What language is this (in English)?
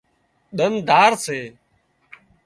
Wadiyara Koli